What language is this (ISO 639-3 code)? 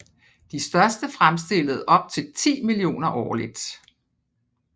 dan